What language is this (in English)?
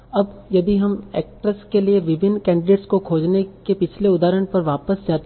Hindi